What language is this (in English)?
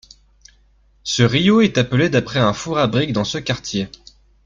French